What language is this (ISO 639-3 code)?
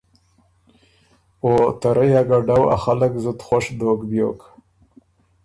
oru